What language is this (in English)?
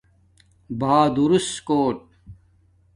Domaaki